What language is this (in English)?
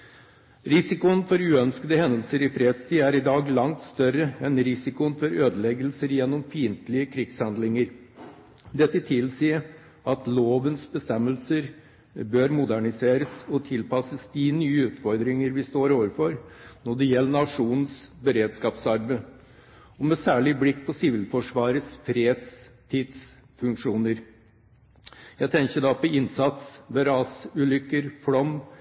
Norwegian Bokmål